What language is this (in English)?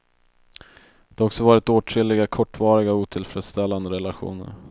Swedish